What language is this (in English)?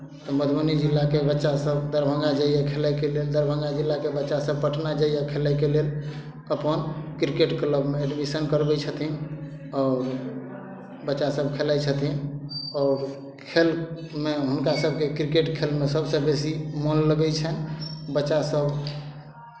Maithili